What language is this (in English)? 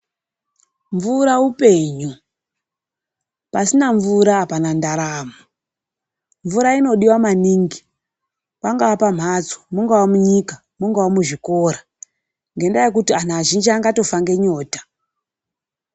Ndau